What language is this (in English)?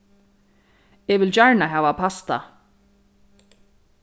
Faroese